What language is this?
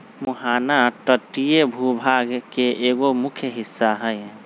Magahi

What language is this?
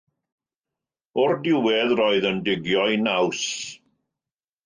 Welsh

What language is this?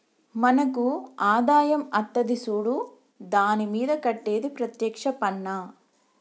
Telugu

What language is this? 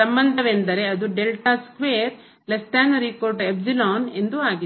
Kannada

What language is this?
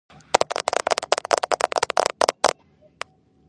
Georgian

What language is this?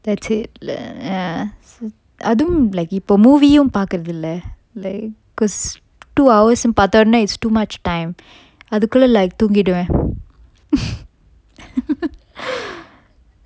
English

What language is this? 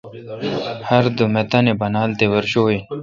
Kalkoti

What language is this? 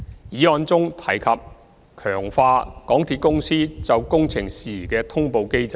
Cantonese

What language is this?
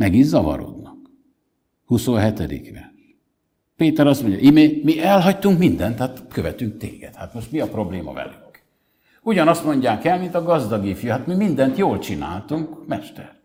Hungarian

